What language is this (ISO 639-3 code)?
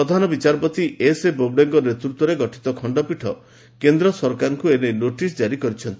ori